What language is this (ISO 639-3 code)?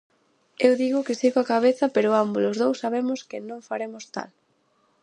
glg